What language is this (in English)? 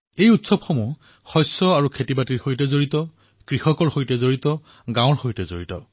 Assamese